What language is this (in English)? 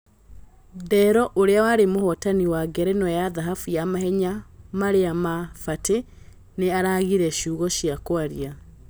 Kikuyu